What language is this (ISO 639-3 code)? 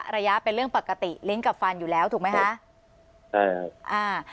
tha